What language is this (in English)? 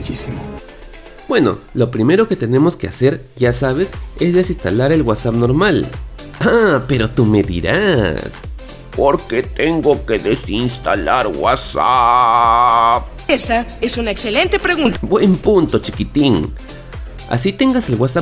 Spanish